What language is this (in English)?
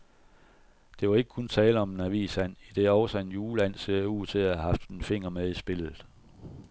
Danish